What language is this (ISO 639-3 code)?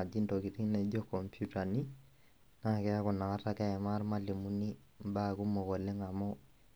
mas